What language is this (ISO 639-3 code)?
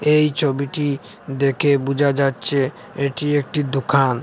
ben